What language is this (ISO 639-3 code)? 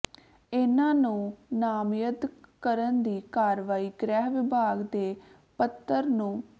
pan